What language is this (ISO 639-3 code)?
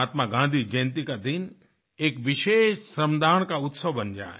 hin